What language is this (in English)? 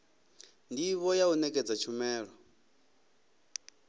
Venda